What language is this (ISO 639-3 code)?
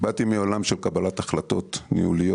heb